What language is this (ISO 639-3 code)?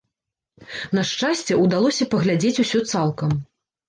bel